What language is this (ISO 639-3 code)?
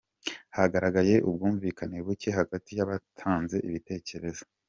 kin